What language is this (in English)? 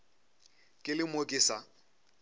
Northern Sotho